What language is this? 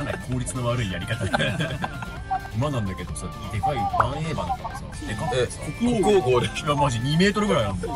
Japanese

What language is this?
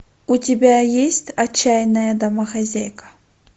Russian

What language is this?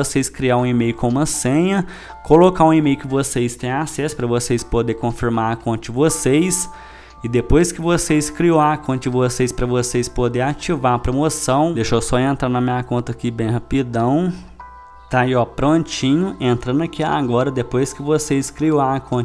Portuguese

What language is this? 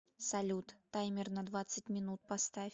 Russian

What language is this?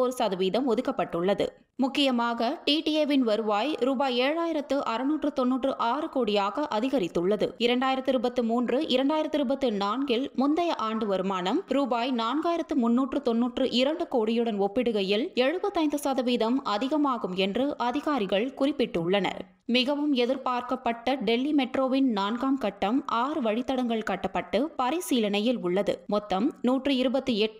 Tamil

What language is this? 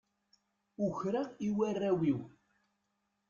Kabyle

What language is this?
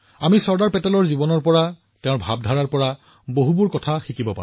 Assamese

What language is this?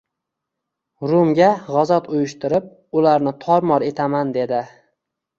Uzbek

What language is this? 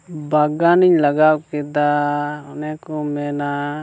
Santali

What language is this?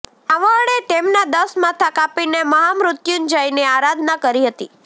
Gujarati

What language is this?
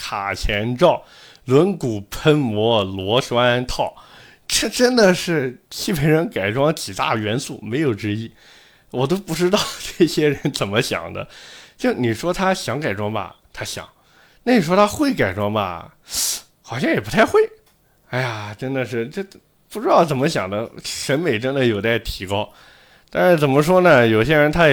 Chinese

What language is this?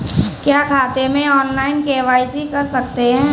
Hindi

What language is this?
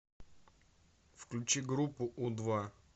Russian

